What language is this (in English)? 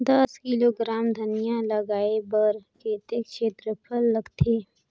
Chhattisgarhi